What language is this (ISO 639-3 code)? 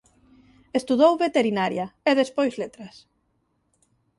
glg